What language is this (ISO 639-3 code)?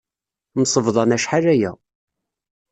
kab